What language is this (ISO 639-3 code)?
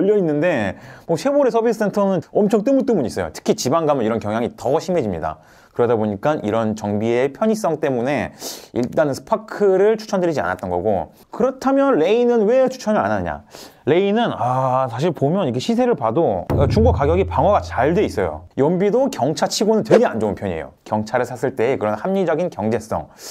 kor